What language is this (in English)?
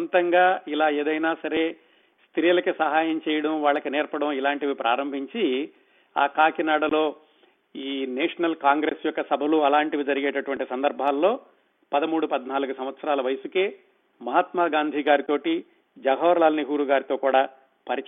Telugu